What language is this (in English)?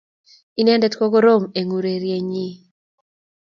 Kalenjin